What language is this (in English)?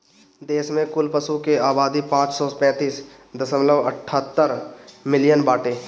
Bhojpuri